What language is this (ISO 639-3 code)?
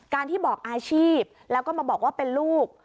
tha